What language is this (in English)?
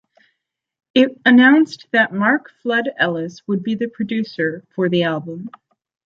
English